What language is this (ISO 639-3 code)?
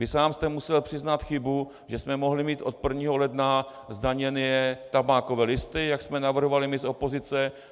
ces